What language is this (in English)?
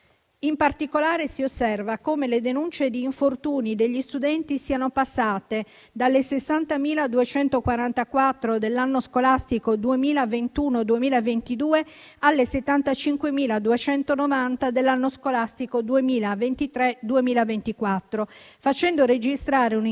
Italian